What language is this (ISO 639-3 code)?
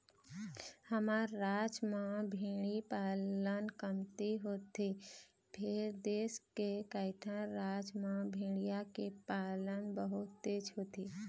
hne